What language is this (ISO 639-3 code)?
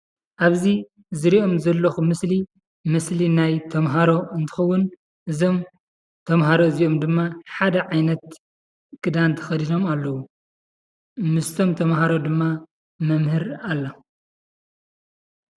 tir